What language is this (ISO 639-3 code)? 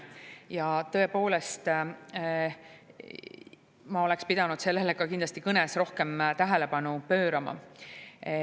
est